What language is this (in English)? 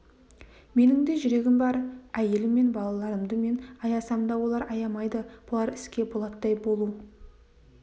Kazakh